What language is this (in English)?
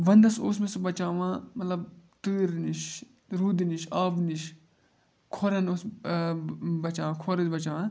Kashmiri